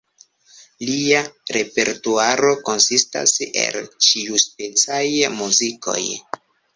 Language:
Esperanto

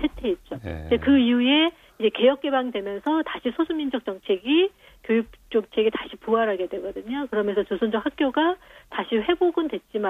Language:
Korean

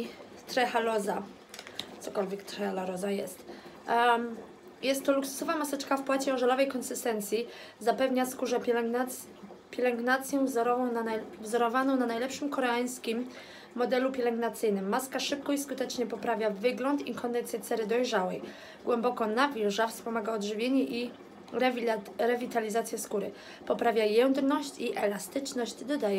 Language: Polish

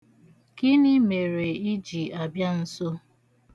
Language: Igbo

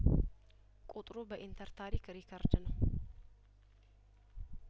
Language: Amharic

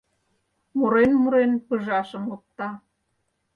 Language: Mari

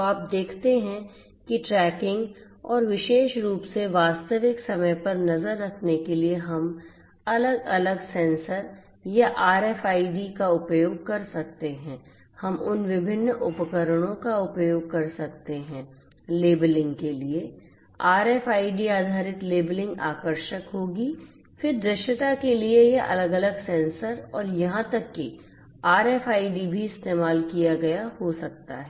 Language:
Hindi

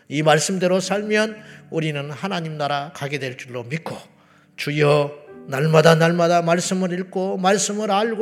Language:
Korean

